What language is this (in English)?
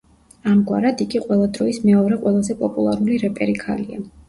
Georgian